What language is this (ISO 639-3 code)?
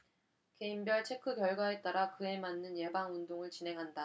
kor